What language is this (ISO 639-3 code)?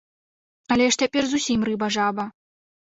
bel